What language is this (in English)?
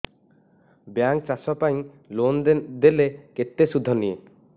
Odia